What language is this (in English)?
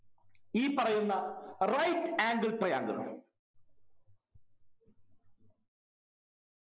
Malayalam